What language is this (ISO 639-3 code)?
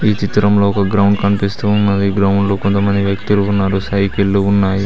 tel